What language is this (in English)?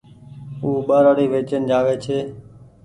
Goaria